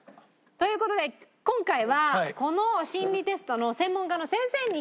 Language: Japanese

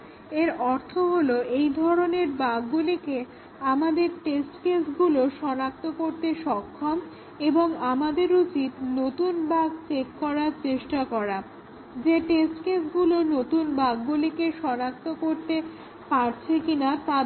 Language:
Bangla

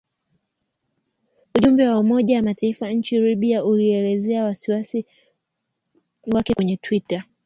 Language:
Swahili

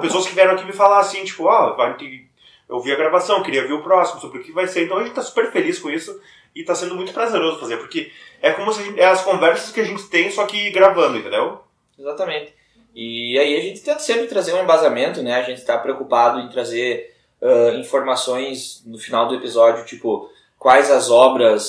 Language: Portuguese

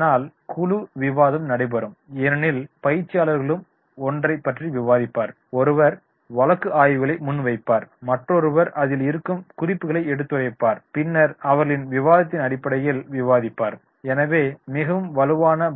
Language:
Tamil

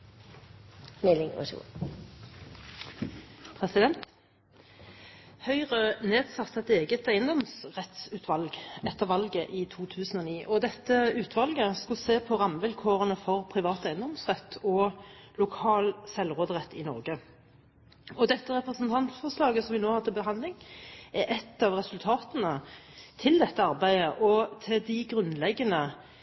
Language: Norwegian Bokmål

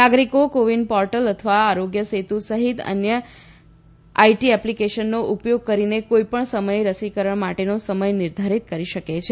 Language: Gujarati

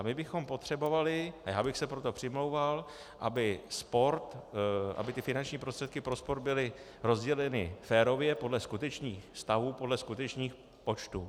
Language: Czech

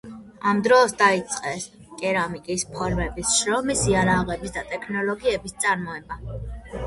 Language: Georgian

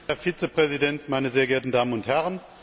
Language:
German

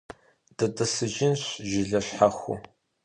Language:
Kabardian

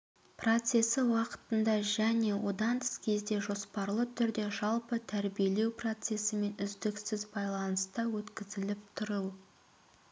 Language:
Kazakh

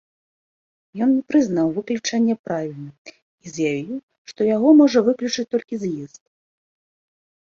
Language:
Belarusian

